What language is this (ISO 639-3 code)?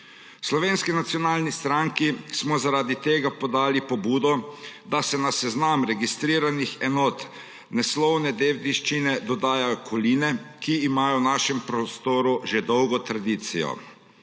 slv